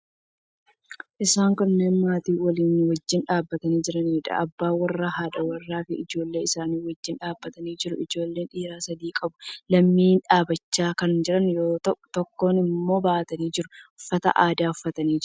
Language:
Oromo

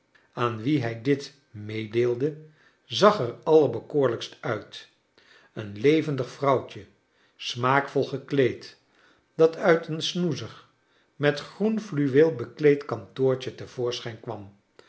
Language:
Dutch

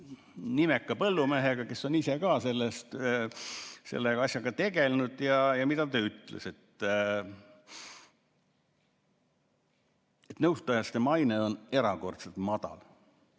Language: Estonian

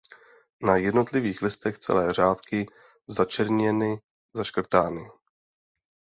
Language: Czech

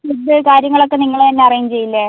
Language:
Malayalam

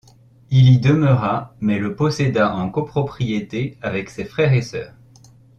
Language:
French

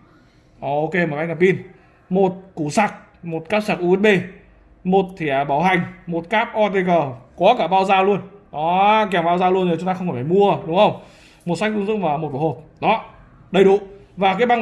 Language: Vietnamese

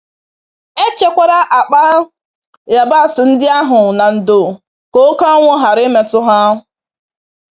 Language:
Igbo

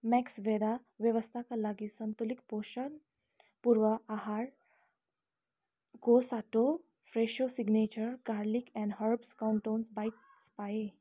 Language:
Nepali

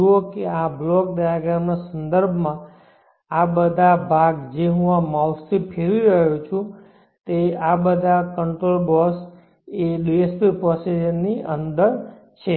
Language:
Gujarati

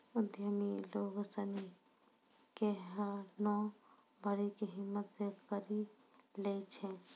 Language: Maithili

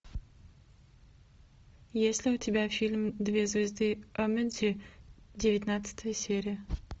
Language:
Russian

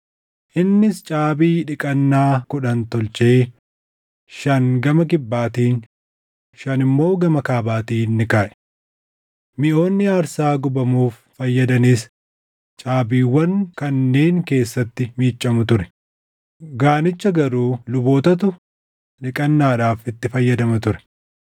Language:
Oromo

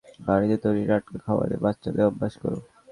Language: Bangla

